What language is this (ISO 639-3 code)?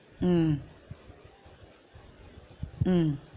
tam